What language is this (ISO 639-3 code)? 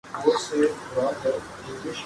urd